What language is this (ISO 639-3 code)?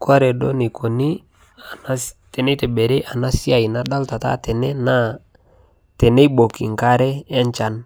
mas